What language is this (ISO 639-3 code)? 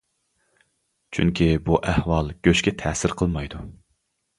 uig